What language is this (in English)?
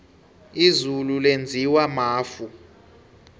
South Ndebele